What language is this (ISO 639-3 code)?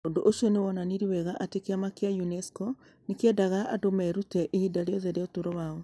kik